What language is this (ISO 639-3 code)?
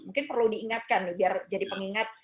ind